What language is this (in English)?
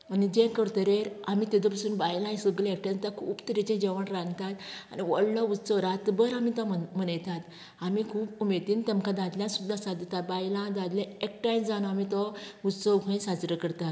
Konkani